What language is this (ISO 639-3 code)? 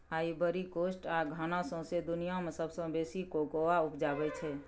mai